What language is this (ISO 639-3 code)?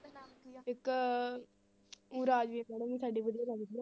pan